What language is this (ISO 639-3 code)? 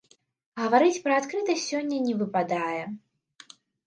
bel